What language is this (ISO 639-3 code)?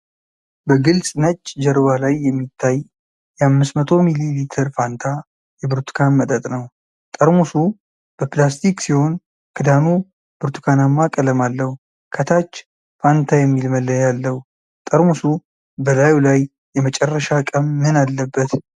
amh